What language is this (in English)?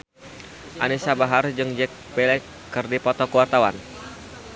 Sundanese